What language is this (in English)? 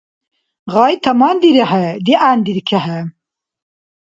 Dargwa